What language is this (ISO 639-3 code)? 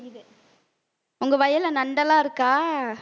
tam